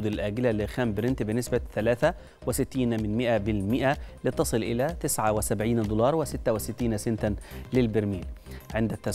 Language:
Arabic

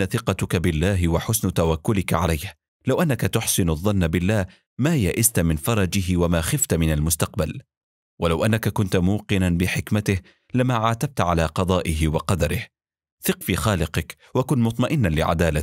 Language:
Arabic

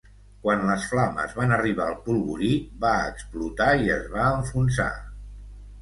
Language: Catalan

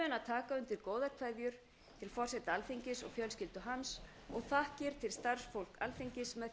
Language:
Icelandic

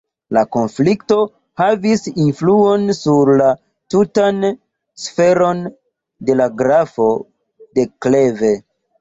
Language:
Esperanto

